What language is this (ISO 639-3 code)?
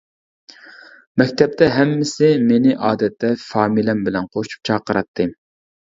uig